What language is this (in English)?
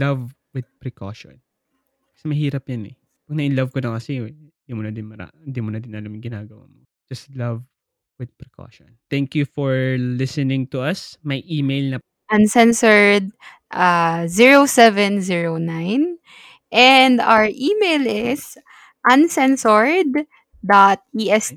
Filipino